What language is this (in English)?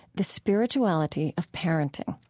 English